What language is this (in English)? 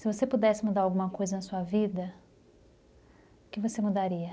Portuguese